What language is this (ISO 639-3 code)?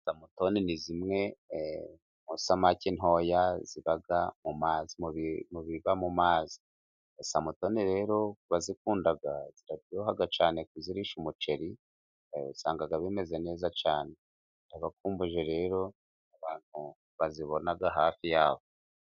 kin